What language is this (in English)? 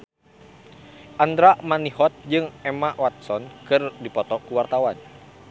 Sundanese